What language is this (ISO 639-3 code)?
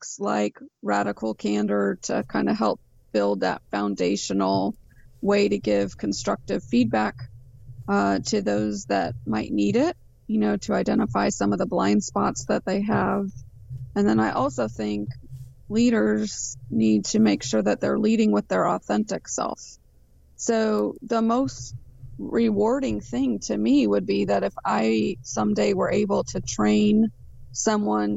eng